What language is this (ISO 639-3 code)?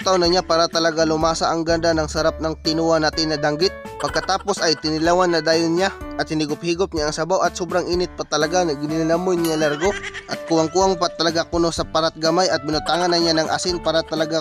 fil